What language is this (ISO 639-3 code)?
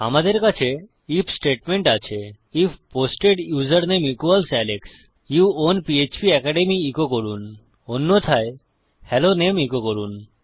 ben